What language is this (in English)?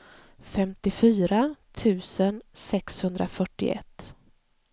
Swedish